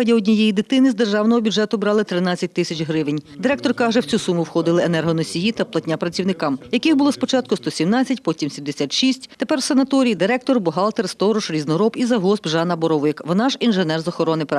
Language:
Ukrainian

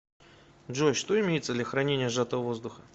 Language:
Russian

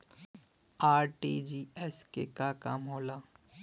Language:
Bhojpuri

